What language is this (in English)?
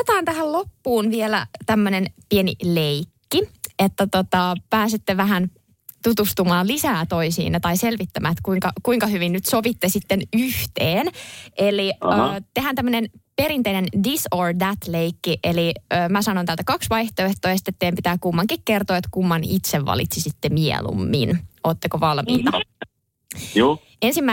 Finnish